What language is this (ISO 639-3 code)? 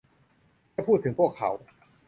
tha